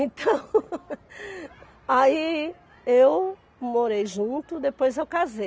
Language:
Portuguese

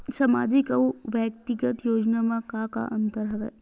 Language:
Chhattisgarhi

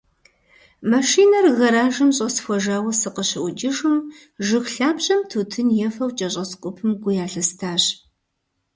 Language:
Kabardian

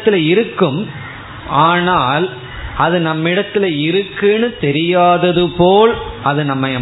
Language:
Tamil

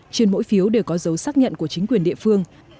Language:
Vietnamese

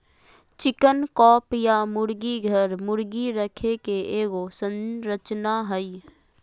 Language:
Magahi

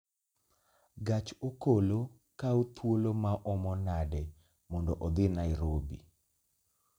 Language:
Luo (Kenya and Tanzania)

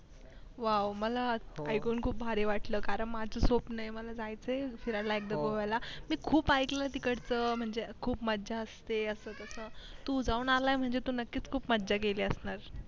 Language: Marathi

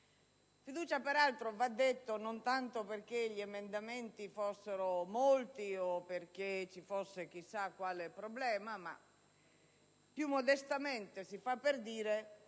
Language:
Italian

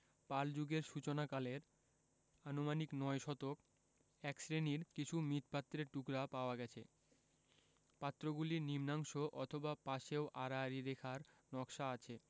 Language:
Bangla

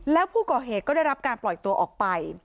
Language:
Thai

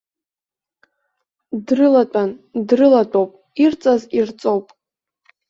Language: Abkhazian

